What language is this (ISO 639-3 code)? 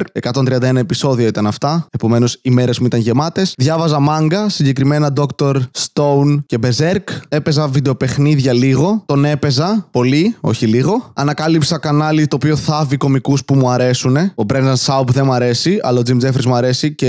ell